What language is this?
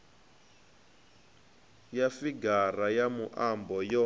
Venda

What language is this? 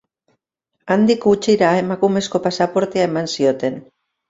Basque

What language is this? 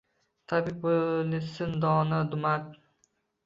Uzbek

